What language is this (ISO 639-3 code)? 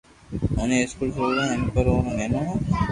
lrk